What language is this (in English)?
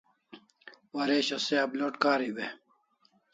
Kalasha